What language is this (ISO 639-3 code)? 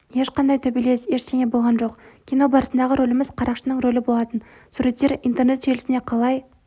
kaz